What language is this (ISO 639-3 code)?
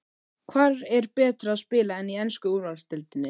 isl